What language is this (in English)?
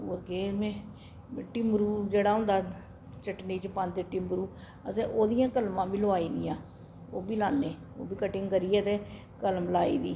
Dogri